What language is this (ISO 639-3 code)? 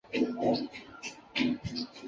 zho